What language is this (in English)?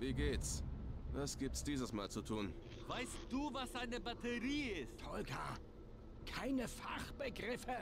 German